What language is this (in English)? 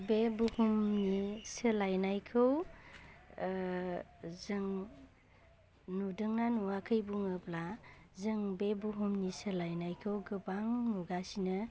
Bodo